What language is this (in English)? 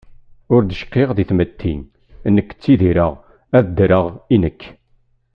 Kabyle